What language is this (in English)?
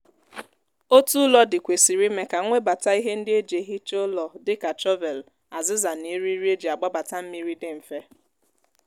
Igbo